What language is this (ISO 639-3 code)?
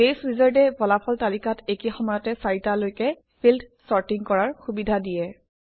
asm